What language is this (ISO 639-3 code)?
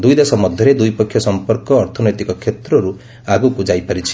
ori